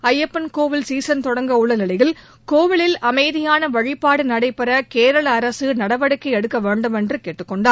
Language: Tamil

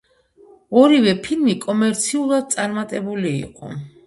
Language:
Georgian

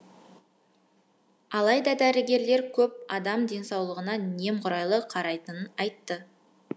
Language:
Kazakh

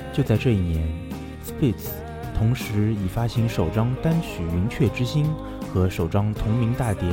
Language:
Chinese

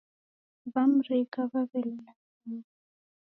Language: Taita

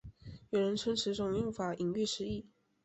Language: Chinese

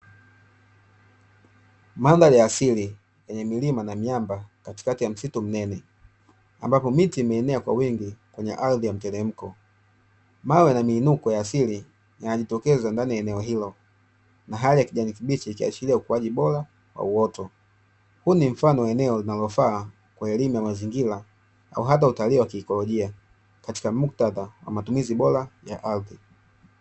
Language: Swahili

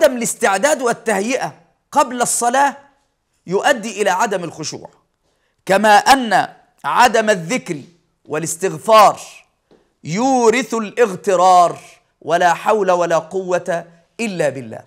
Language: Arabic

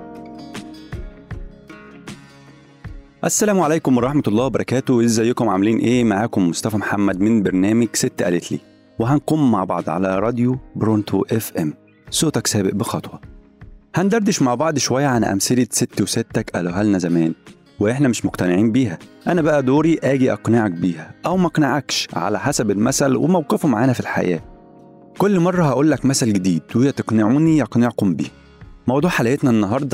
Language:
Arabic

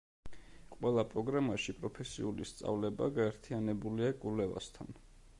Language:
Georgian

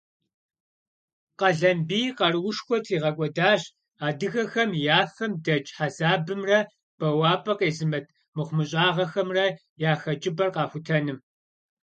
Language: Kabardian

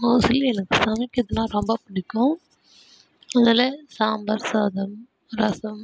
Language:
Tamil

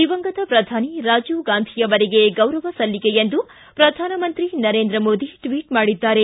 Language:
Kannada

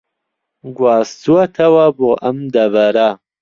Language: Central Kurdish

